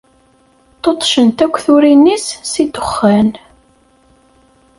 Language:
Kabyle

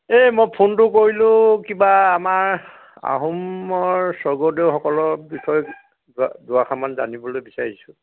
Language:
Assamese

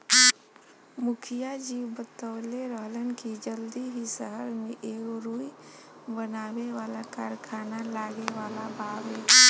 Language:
Bhojpuri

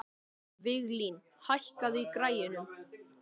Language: Icelandic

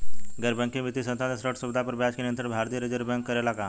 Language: Bhojpuri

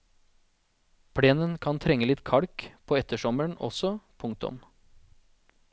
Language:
Norwegian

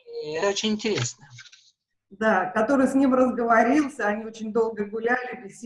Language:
Russian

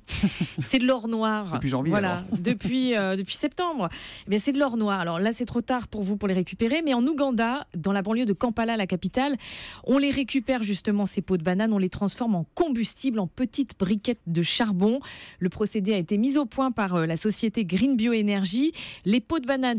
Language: French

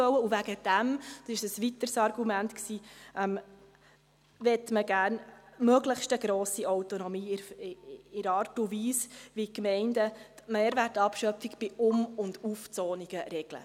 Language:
Swiss German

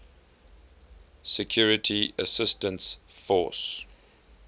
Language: English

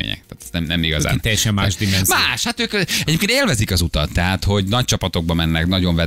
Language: Hungarian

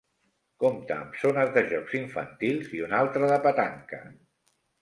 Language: Catalan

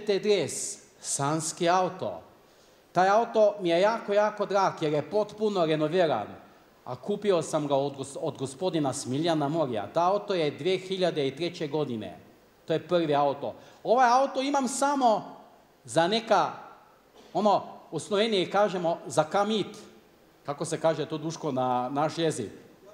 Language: Croatian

